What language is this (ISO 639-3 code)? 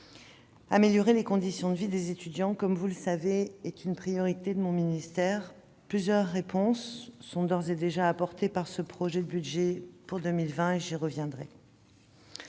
fra